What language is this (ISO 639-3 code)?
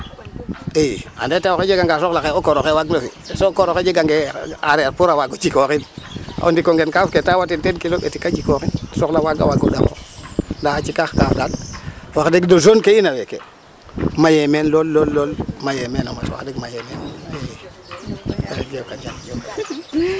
srr